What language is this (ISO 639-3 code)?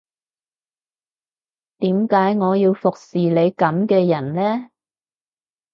yue